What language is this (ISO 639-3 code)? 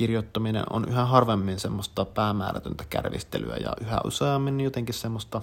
fin